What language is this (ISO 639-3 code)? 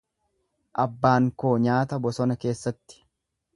orm